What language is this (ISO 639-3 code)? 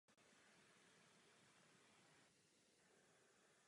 ces